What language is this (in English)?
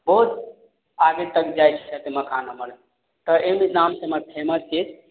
Maithili